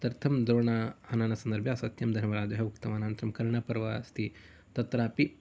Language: Sanskrit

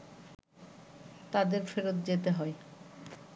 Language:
Bangla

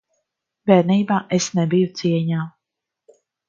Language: Latvian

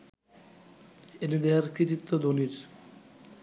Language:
Bangla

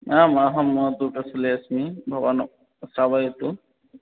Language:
Sanskrit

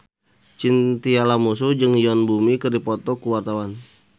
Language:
Sundanese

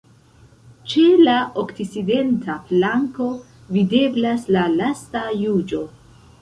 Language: Esperanto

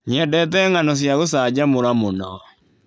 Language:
Kikuyu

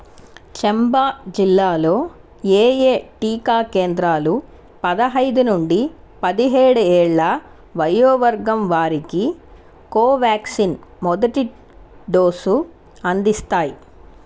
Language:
Telugu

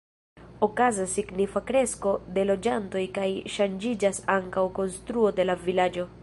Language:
Esperanto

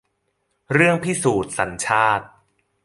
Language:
Thai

